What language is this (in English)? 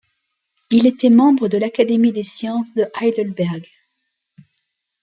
French